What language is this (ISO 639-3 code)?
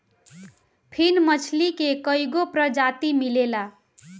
bho